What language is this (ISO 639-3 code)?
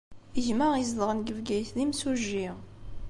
kab